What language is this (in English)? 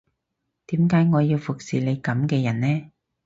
Cantonese